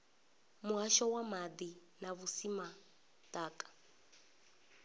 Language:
Venda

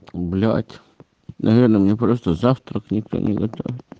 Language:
Russian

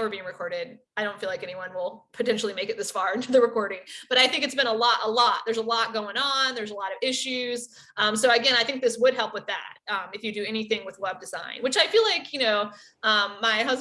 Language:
English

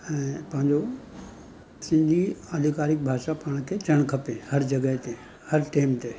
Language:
Sindhi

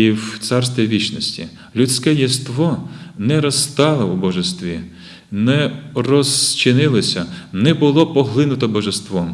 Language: Ukrainian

